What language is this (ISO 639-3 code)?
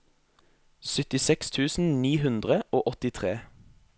nor